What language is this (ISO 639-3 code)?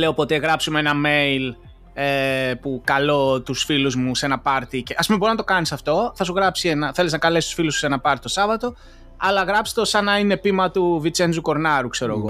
ell